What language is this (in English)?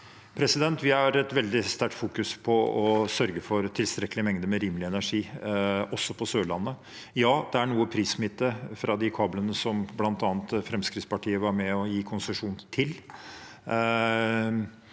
Norwegian